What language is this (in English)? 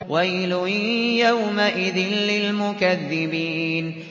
Arabic